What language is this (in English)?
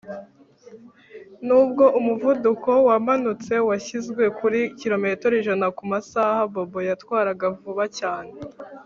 Kinyarwanda